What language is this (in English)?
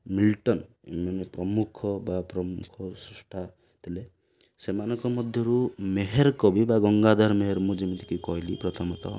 Odia